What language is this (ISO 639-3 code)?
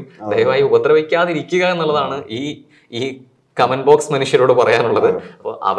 mal